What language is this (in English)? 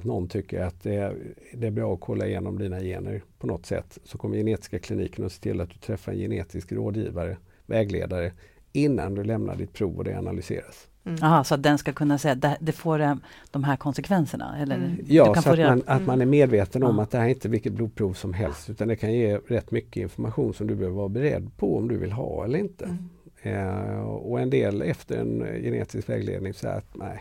Swedish